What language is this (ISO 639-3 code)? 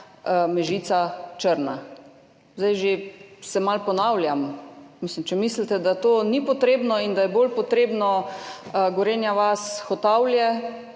slv